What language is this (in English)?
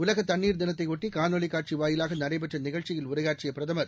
Tamil